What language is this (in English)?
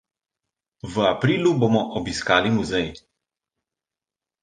Slovenian